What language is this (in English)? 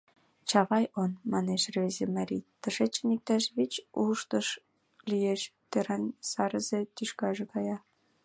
Mari